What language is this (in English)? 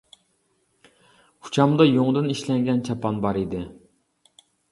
Uyghur